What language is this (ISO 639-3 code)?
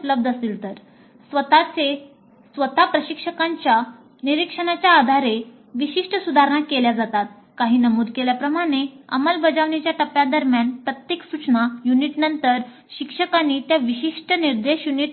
mar